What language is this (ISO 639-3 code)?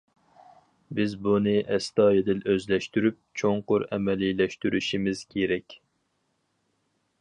uig